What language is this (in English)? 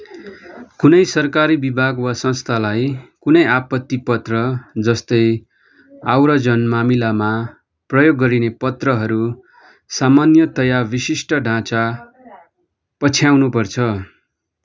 Nepali